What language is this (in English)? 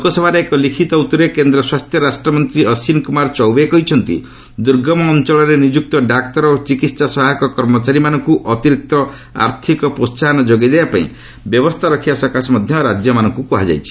Odia